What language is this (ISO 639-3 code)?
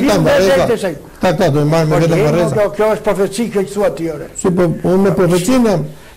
ron